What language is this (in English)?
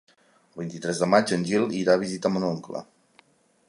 Catalan